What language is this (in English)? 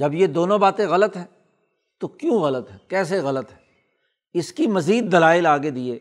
Urdu